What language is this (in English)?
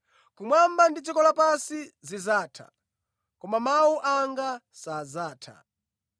Nyanja